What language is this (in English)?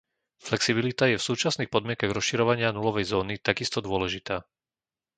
Slovak